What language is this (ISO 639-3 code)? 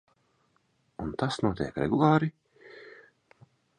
lav